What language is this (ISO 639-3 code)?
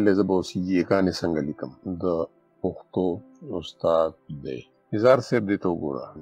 ara